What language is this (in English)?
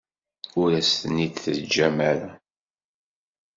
Kabyle